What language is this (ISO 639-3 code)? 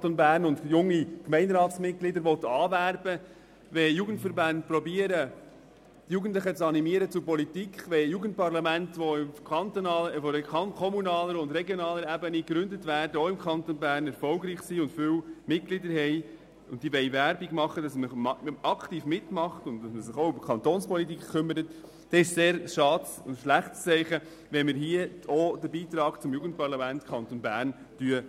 gsw